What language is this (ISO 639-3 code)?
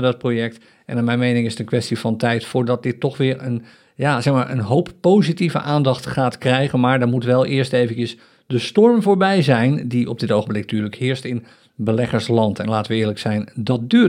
nld